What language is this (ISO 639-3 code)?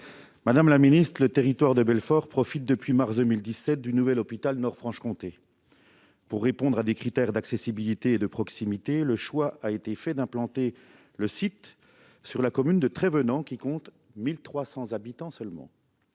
fra